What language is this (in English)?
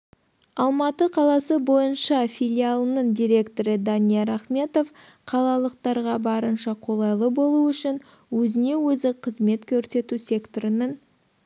Kazakh